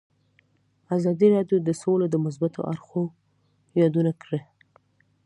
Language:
Pashto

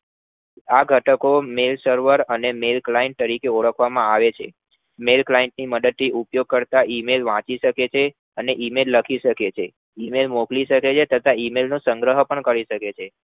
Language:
Gujarati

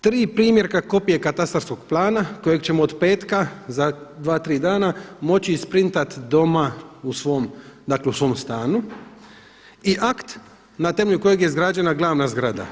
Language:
Croatian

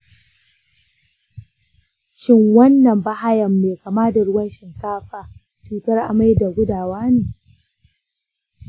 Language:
Hausa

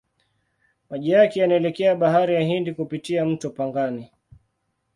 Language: Swahili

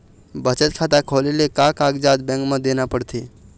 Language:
Chhattisgarhi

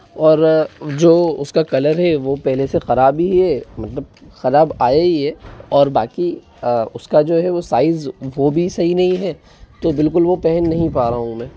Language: Hindi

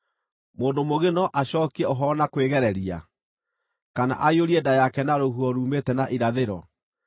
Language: Kikuyu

